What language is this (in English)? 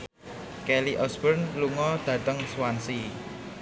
Javanese